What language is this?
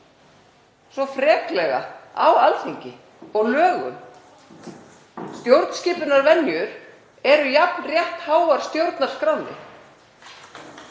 Icelandic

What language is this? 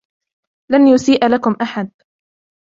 Arabic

